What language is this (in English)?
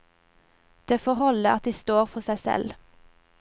Norwegian